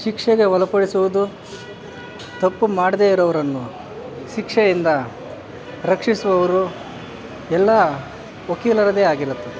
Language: Kannada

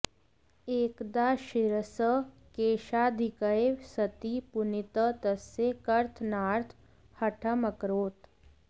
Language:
Sanskrit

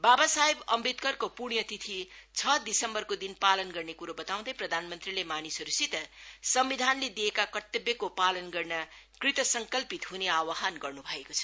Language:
Nepali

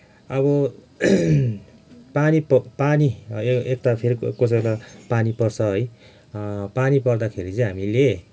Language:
Nepali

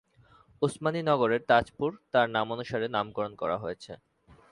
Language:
Bangla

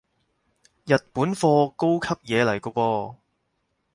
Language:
Cantonese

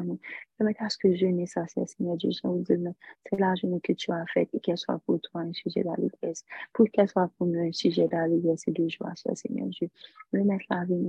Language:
French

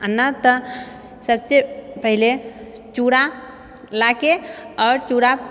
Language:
Maithili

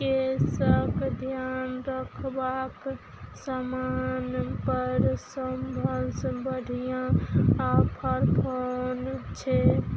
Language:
Maithili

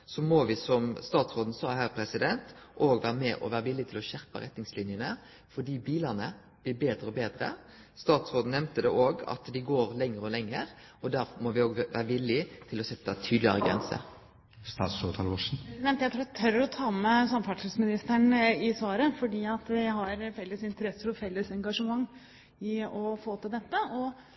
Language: Norwegian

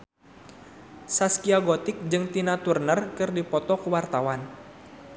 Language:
Sundanese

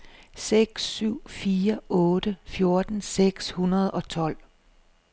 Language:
Danish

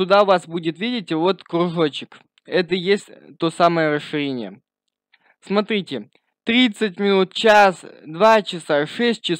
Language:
Russian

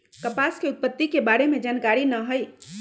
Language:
Magahi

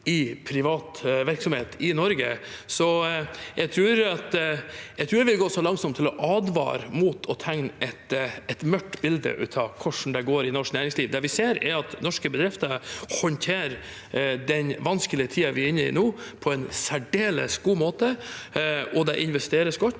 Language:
Norwegian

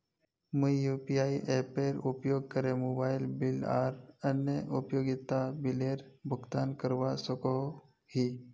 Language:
Magahi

